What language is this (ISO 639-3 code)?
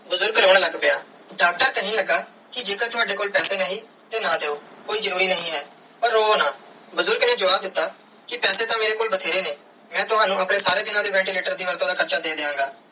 pan